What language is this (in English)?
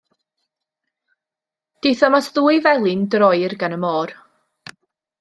Welsh